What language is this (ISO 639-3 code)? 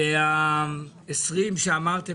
heb